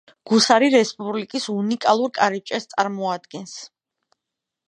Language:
Georgian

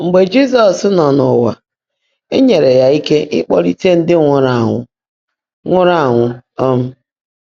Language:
Igbo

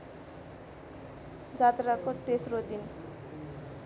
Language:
Nepali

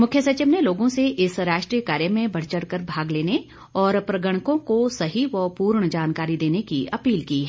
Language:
Hindi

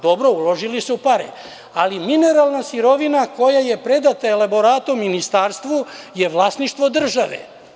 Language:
Serbian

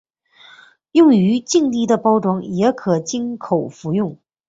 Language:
Chinese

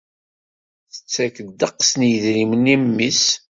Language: Kabyle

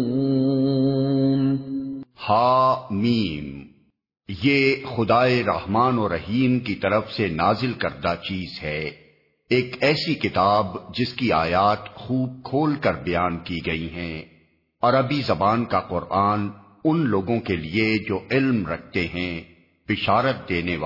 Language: Urdu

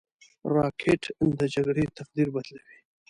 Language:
Pashto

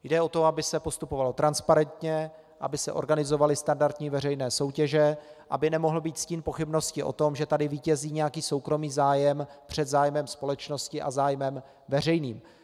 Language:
Czech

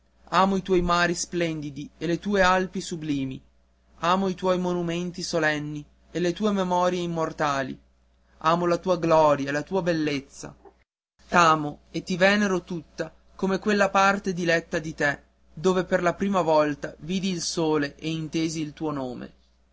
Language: Italian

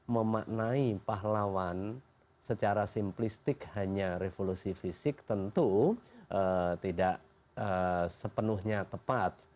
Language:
Indonesian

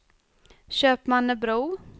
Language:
Swedish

